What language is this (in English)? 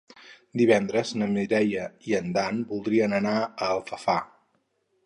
Catalan